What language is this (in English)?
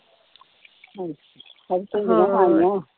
Punjabi